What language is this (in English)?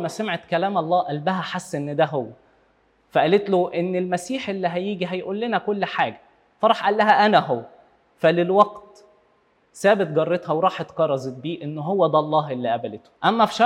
Arabic